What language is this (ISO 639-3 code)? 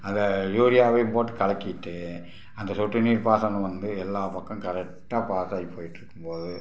tam